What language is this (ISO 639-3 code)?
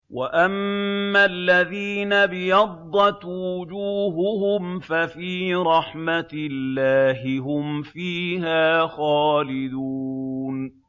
ara